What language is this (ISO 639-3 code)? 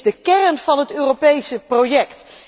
nld